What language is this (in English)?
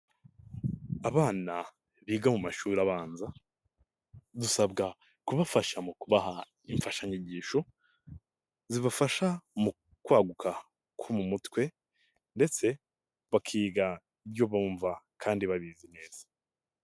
Kinyarwanda